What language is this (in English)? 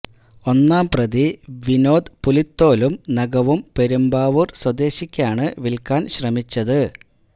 Malayalam